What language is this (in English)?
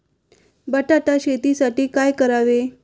Marathi